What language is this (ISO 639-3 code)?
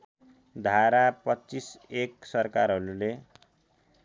nep